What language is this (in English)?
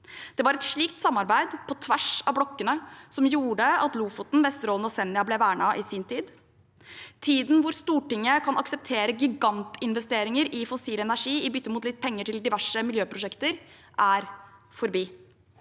Norwegian